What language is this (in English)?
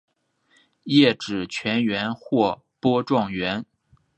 Chinese